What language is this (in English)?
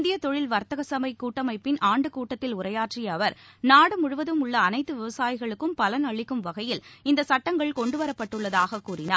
Tamil